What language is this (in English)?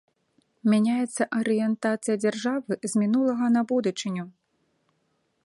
Belarusian